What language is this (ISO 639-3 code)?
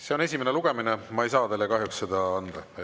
est